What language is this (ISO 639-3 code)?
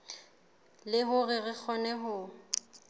sot